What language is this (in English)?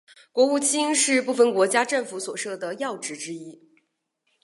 Chinese